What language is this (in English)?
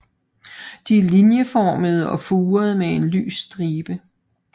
Danish